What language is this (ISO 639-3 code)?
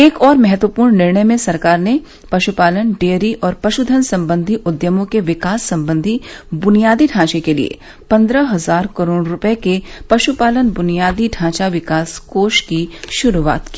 hin